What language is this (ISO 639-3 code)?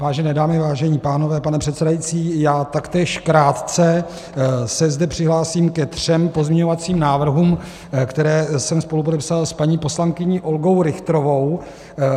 ces